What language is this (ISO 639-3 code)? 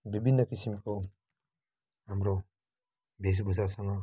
nep